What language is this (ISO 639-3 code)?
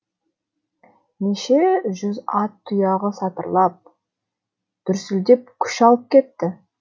kaz